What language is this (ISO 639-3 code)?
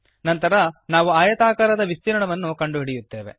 kan